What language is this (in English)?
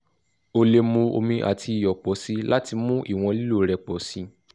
Yoruba